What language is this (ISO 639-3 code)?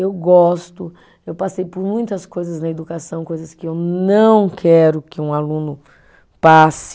por